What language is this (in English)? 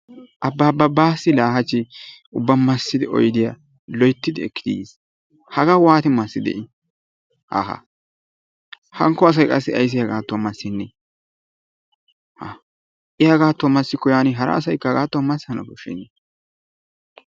Wolaytta